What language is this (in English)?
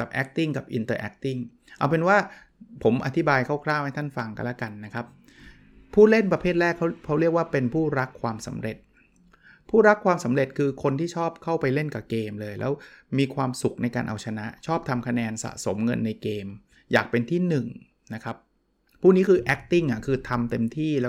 Thai